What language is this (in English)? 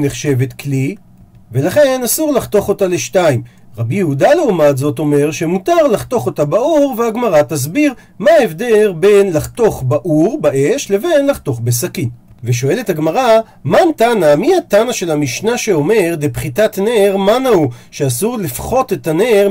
Hebrew